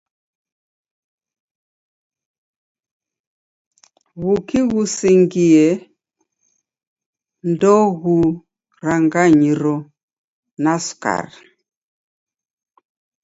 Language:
Taita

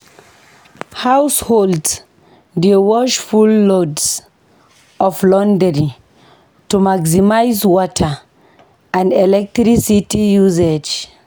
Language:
Nigerian Pidgin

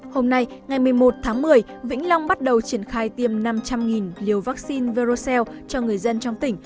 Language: Vietnamese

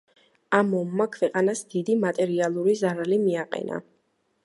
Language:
Georgian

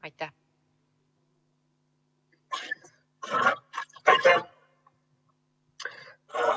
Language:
Estonian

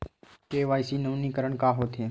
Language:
Chhattisgarhi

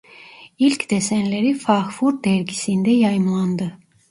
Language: Turkish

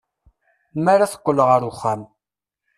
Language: Kabyle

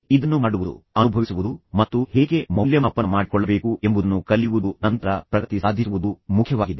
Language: Kannada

